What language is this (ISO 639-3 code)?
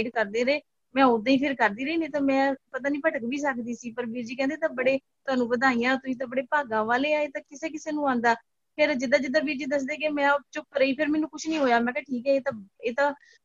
pan